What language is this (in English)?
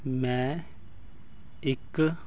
Punjabi